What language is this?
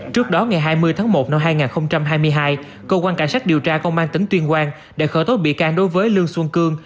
Vietnamese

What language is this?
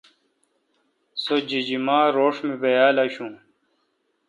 Kalkoti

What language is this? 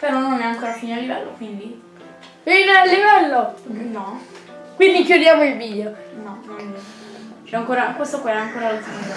Italian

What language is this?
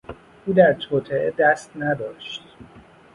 Persian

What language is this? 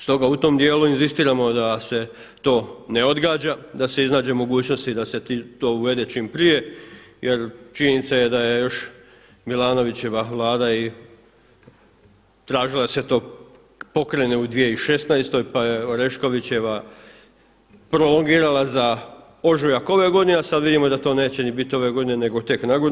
Croatian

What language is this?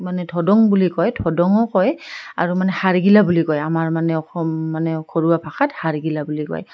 Assamese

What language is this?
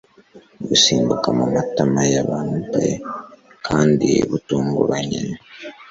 Kinyarwanda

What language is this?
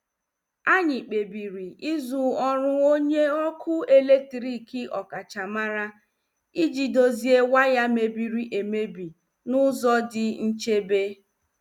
Igbo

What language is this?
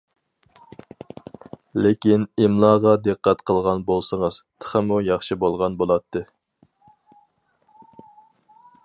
Uyghur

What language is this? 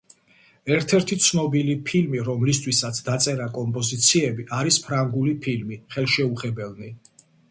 Georgian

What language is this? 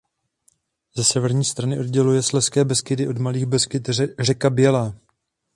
Czech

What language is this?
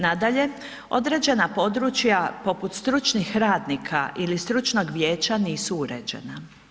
Croatian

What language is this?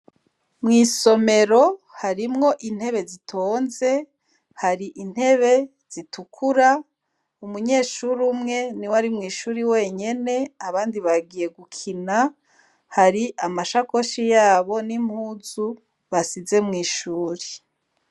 Rundi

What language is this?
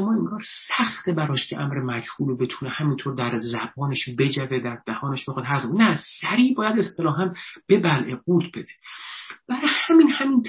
Persian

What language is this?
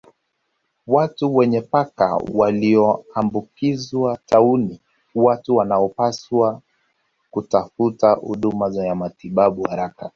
Swahili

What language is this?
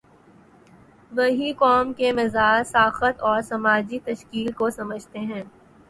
Urdu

